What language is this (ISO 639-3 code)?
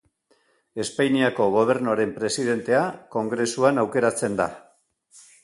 eus